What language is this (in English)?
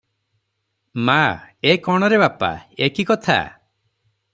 Odia